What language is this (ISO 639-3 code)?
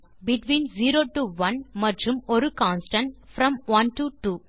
tam